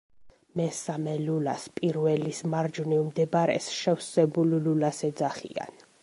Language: Georgian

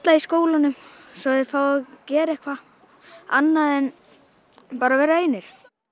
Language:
Icelandic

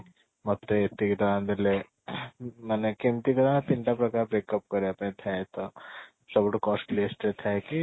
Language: Odia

